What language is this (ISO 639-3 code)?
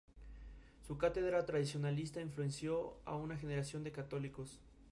spa